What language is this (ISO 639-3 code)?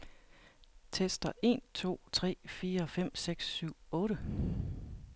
dan